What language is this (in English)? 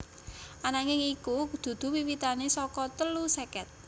Javanese